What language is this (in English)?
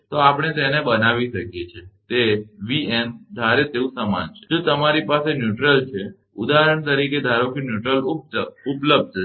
Gujarati